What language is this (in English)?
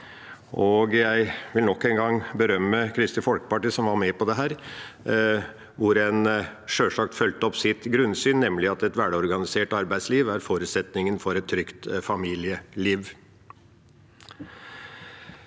Norwegian